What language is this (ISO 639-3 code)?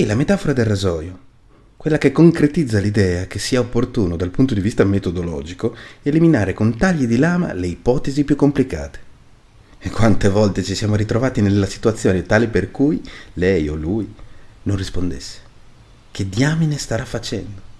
ita